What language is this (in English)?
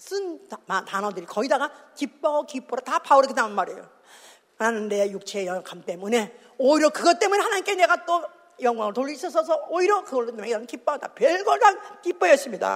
Korean